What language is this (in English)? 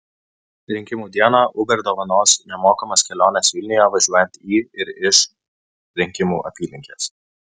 Lithuanian